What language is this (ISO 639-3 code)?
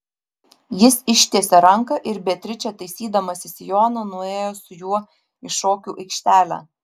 lit